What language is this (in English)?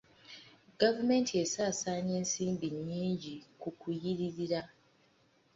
Ganda